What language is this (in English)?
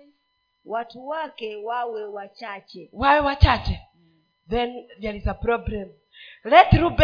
Swahili